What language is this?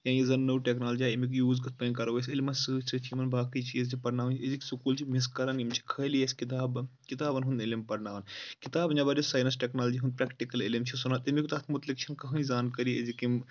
Kashmiri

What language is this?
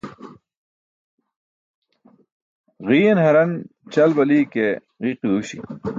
Burushaski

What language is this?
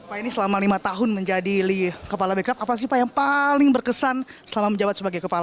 Indonesian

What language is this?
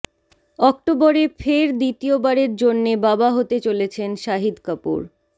Bangla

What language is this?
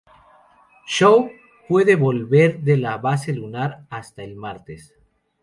Spanish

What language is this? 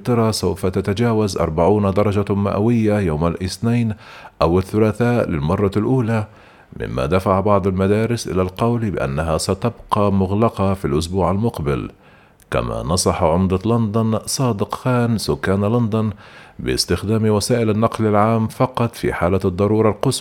Arabic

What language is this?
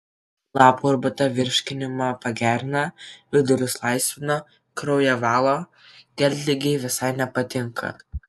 Lithuanian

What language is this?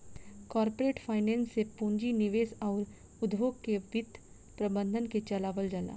Bhojpuri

